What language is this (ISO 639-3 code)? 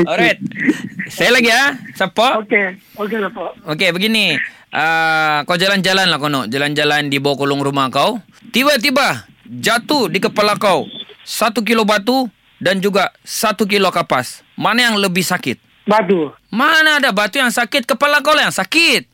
msa